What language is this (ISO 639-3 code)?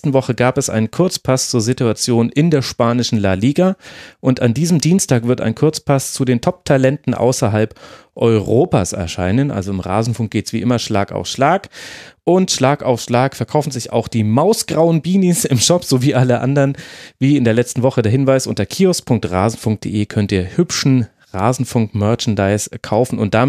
deu